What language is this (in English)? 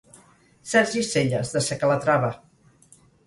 Catalan